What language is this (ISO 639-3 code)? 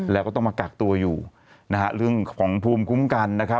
tha